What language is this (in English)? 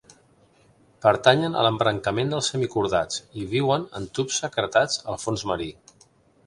Catalan